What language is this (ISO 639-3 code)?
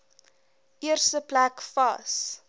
afr